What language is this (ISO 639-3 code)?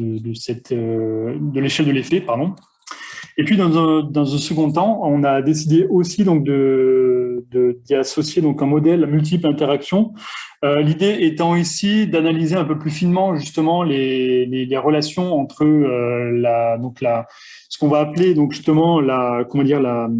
fra